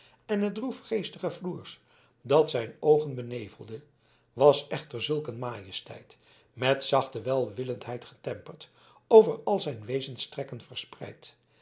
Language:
Dutch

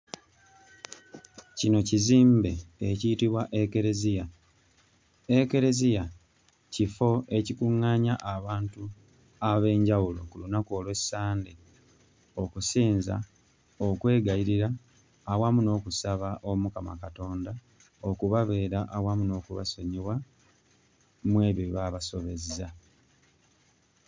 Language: Ganda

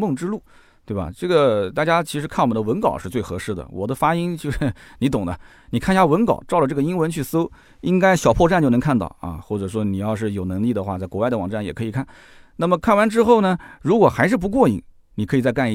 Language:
Chinese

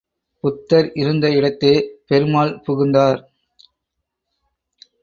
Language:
Tamil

